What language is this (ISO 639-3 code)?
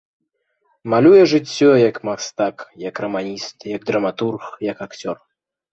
bel